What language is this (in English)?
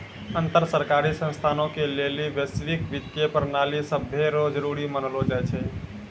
Maithili